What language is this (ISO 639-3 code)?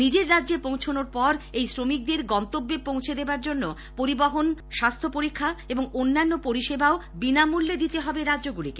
ben